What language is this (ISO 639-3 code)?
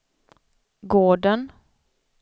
swe